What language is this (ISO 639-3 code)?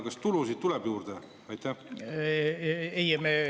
est